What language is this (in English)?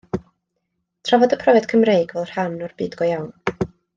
Welsh